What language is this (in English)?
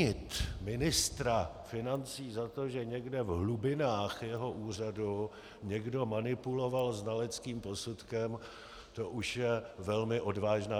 Czech